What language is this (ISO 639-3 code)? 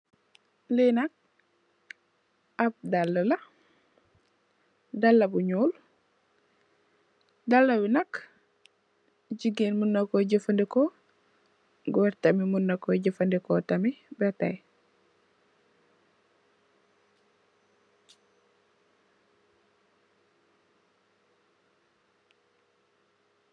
wol